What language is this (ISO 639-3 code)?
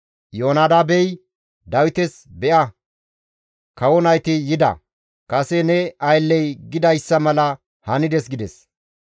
gmv